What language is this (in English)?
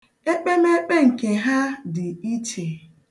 Igbo